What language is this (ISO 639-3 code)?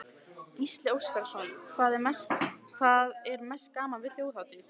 isl